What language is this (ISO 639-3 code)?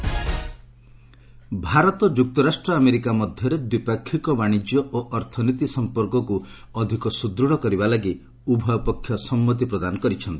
ori